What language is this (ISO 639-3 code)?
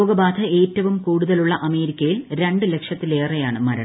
mal